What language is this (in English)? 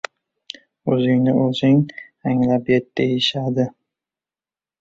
Uzbek